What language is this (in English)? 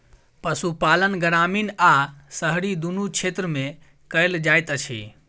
Maithili